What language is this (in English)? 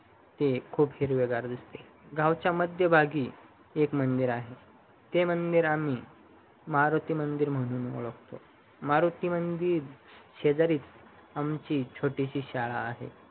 Marathi